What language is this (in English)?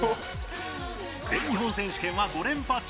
Japanese